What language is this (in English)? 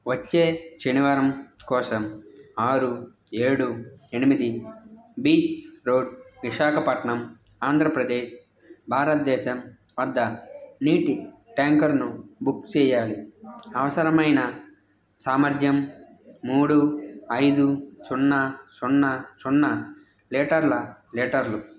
Telugu